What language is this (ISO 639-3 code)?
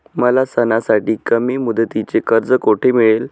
mar